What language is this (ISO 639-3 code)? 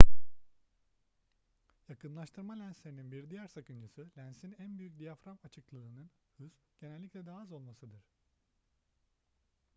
tur